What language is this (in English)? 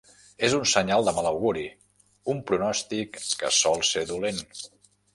Catalan